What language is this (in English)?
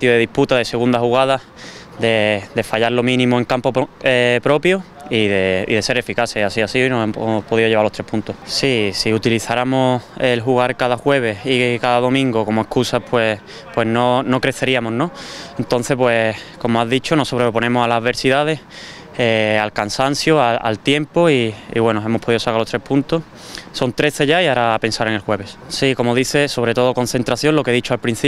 Spanish